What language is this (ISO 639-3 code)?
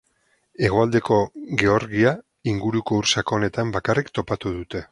eus